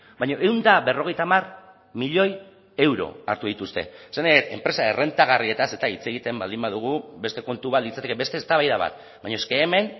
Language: Basque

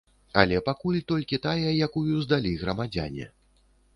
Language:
Belarusian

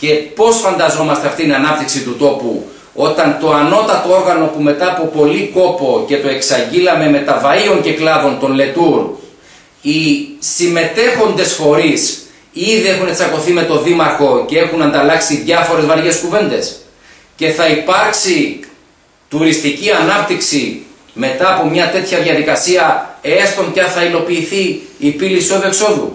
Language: Greek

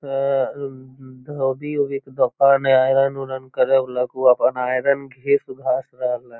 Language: Magahi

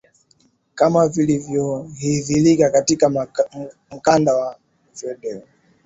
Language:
Swahili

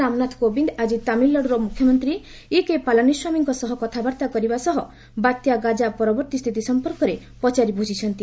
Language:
Odia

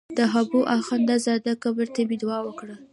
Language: Pashto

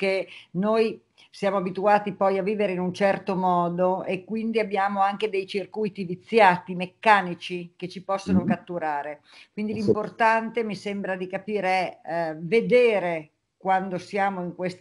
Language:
Italian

